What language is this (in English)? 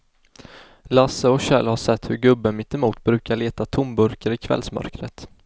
Swedish